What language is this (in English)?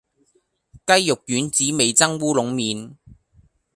Cantonese